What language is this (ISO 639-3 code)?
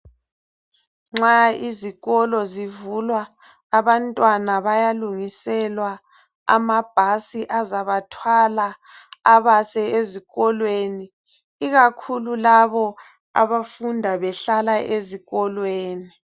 nde